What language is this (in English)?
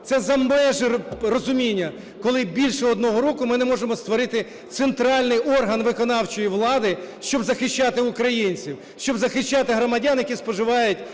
Ukrainian